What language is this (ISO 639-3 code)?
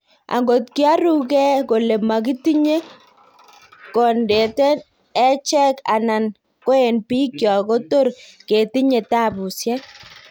kln